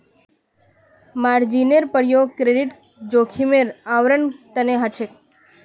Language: Magahi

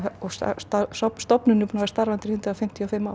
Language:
Icelandic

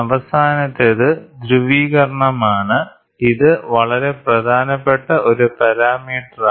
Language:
Malayalam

